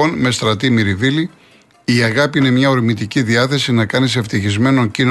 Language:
Greek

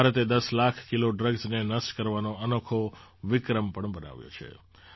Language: Gujarati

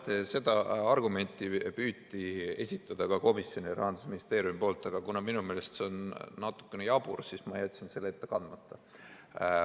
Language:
Estonian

